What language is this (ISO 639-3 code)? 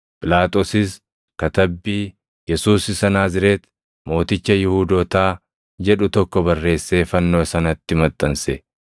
orm